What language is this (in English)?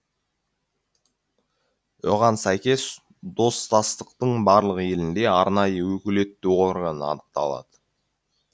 Kazakh